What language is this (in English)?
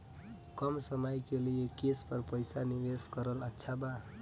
Bhojpuri